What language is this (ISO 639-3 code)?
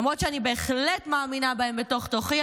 heb